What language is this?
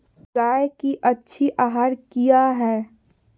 Magahi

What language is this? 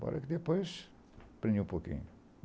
Portuguese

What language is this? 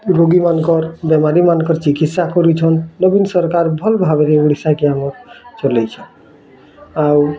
Odia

